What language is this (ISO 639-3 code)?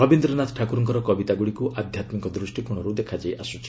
ori